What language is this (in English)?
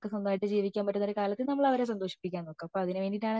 Malayalam